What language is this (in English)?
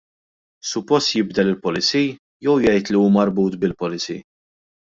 Maltese